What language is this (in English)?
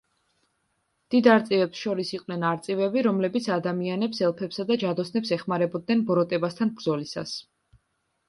Georgian